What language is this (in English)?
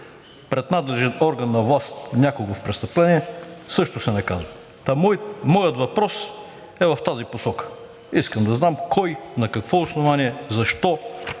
Bulgarian